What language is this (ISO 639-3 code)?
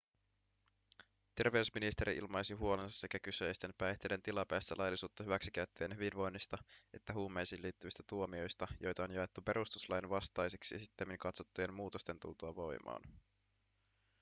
fin